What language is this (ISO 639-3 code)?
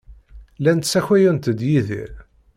kab